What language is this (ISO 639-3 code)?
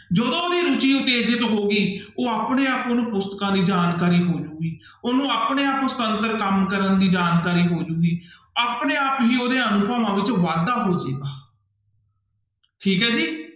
pan